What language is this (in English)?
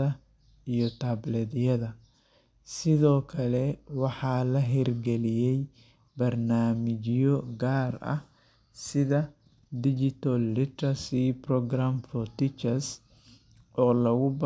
Somali